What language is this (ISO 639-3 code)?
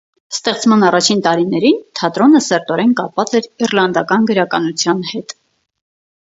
hye